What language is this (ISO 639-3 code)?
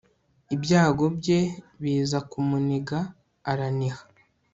kin